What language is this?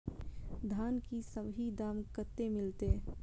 Maithili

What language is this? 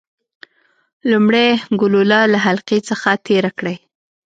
Pashto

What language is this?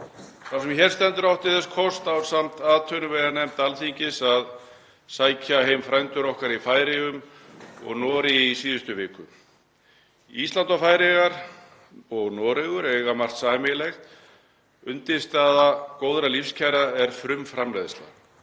Icelandic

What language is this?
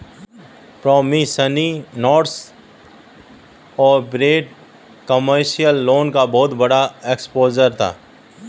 Hindi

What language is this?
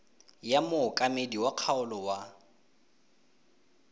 Tswana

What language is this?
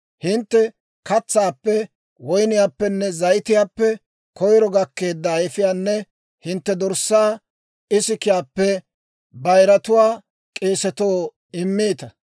Dawro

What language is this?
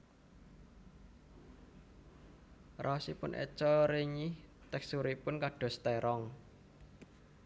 Javanese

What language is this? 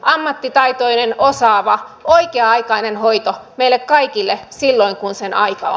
Finnish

